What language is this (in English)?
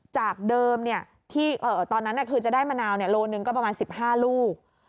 Thai